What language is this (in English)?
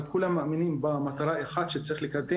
Hebrew